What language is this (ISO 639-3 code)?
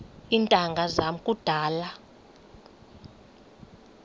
xho